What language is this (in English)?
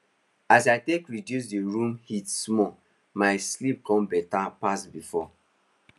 Nigerian Pidgin